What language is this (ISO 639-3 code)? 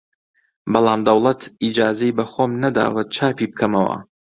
ckb